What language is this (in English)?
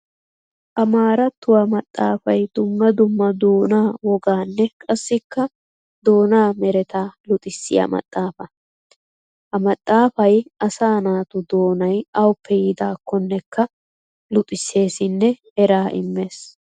Wolaytta